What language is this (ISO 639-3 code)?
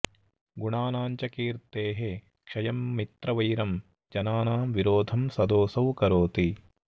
san